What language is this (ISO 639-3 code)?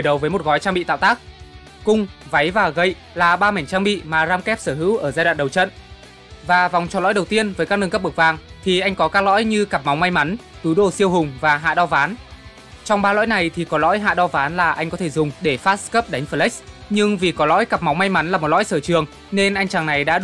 vie